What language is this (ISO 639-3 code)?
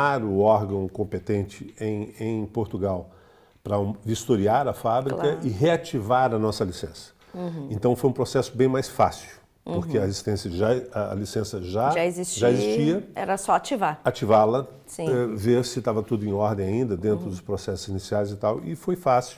por